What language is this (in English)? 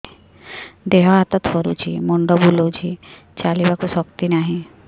Odia